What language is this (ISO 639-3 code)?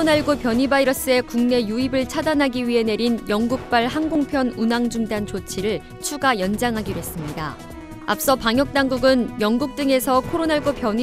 kor